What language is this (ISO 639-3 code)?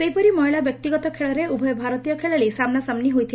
ori